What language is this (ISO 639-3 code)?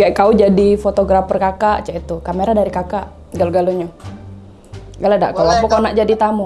ind